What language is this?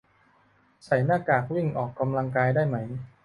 Thai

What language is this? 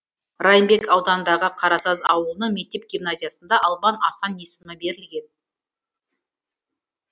Kazakh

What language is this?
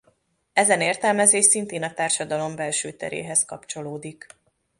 Hungarian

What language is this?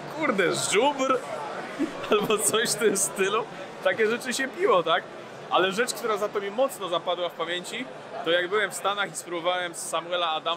Polish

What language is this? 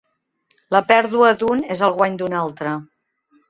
Catalan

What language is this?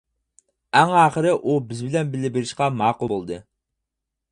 Uyghur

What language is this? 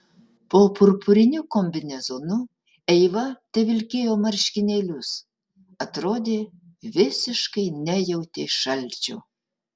Lithuanian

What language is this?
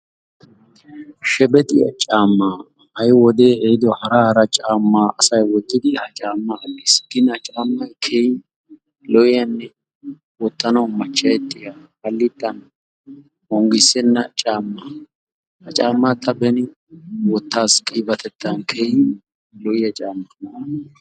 Wolaytta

